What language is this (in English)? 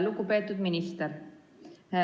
Estonian